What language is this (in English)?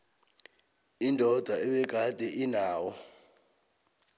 South Ndebele